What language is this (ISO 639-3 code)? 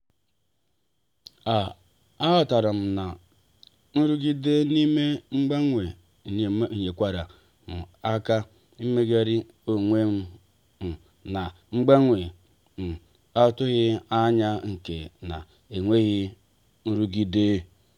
ibo